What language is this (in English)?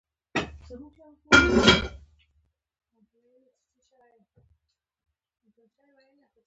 Pashto